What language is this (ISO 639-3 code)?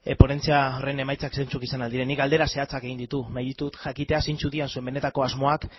eus